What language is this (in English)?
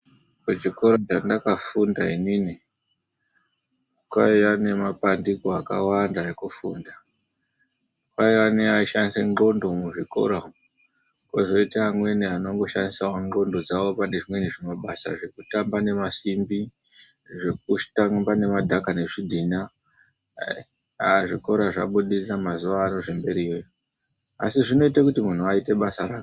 Ndau